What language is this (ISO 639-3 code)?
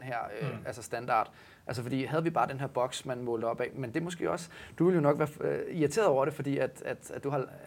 dan